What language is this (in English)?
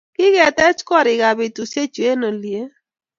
Kalenjin